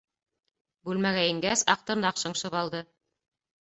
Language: Bashkir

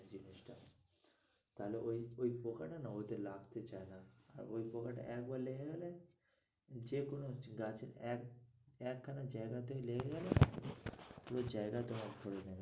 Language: Bangla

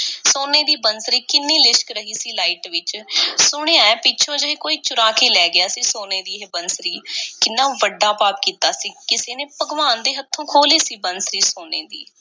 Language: Punjabi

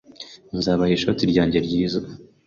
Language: Kinyarwanda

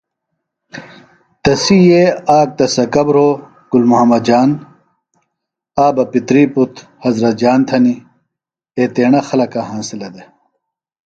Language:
Phalura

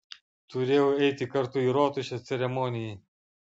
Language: Lithuanian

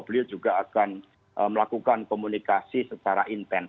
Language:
Indonesian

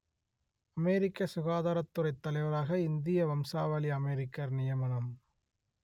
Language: Tamil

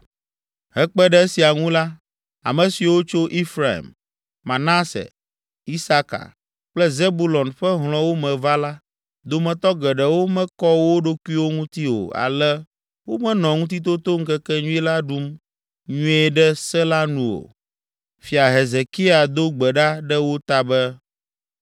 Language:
Ewe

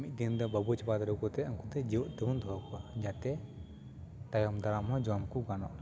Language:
Santali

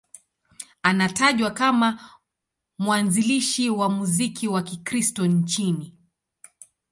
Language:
Swahili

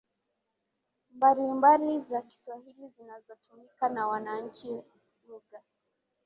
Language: Swahili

